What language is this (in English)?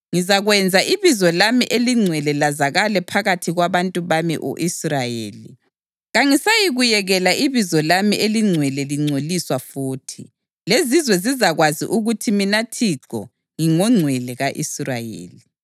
North Ndebele